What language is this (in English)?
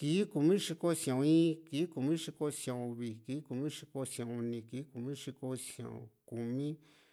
Juxtlahuaca Mixtec